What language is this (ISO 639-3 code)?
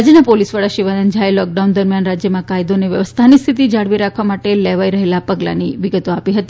guj